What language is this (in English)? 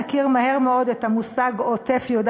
Hebrew